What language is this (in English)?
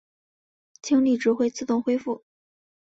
Chinese